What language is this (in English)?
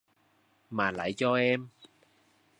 Vietnamese